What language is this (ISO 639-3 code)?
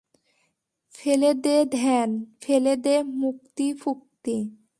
ben